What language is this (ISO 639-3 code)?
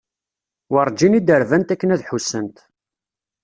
kab